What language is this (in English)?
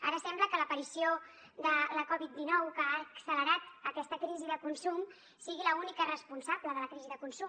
Catalan